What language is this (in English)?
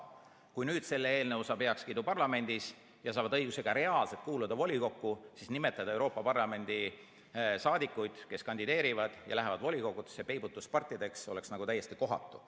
Estonian